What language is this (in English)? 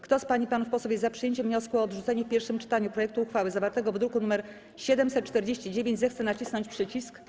Polish